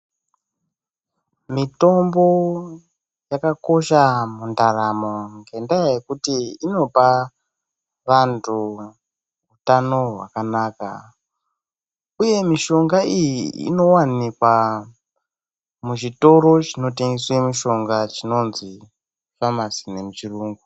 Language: Ndau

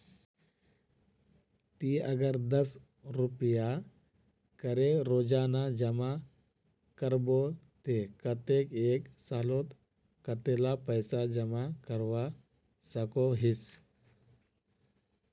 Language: Magahi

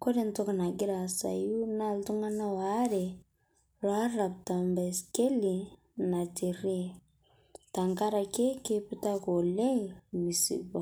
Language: Masai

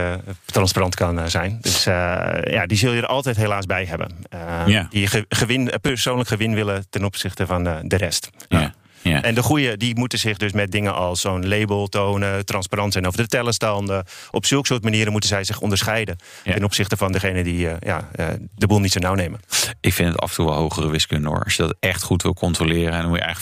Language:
Dutch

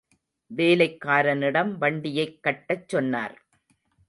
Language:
Tamil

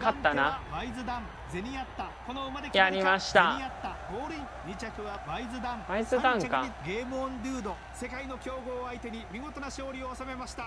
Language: Japanese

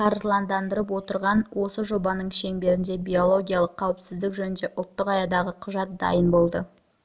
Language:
Kazakh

